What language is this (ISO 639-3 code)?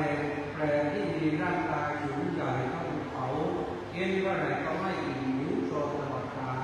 tha